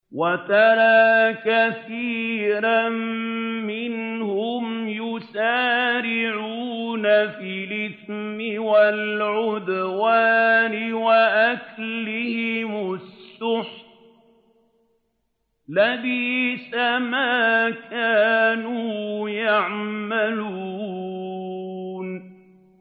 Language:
Arabic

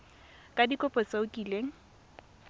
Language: Tswana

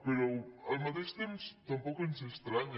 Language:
Catalan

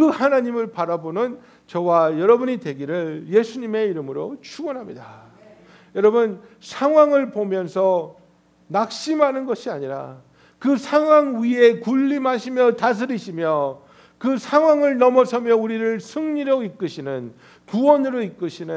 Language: Korean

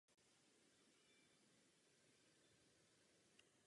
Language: Czech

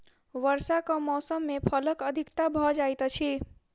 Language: Maithili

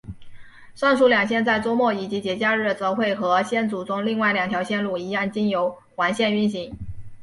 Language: Chinese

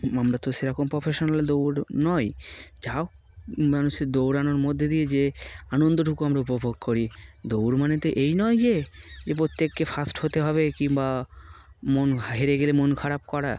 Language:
Bangla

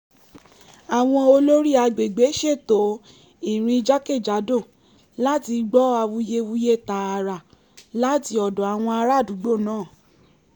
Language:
Yoruba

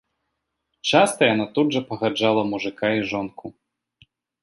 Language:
Belarusian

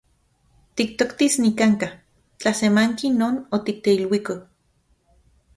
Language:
Central Puebla Nahuatl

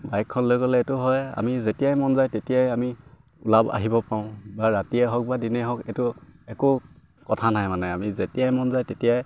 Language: Assamese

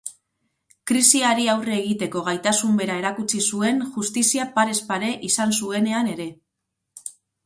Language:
Basque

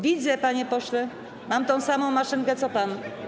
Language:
Polish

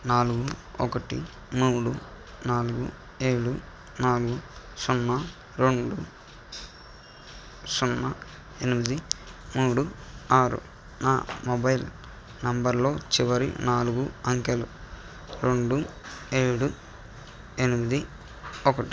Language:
Telugu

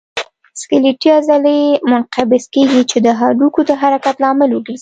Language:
Pashto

